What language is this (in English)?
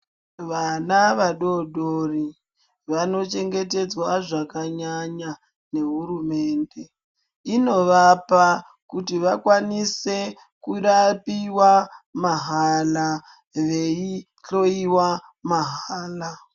Ndau